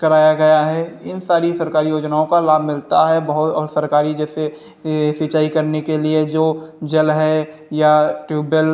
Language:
Hindi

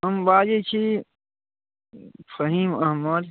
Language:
Maithili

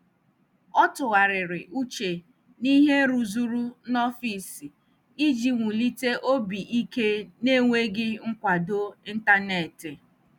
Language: Igbo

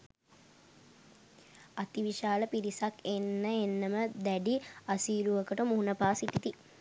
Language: Sinhala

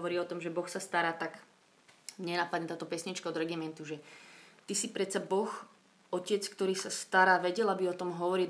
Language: Slovak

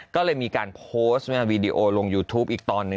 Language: Thai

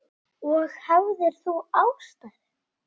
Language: Icelandic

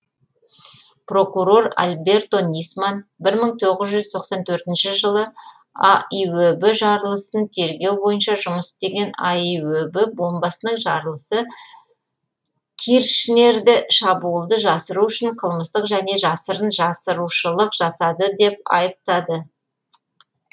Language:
Kazakh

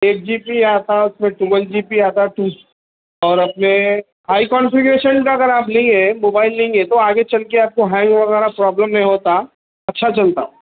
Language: Urdu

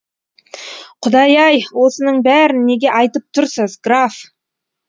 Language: Kazakh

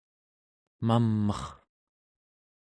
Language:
Central Yupik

